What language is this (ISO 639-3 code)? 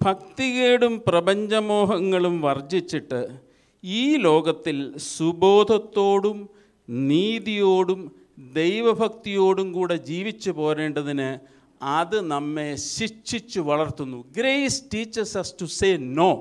mal